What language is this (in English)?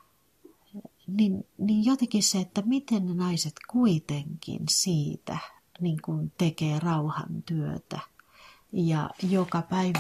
Finnish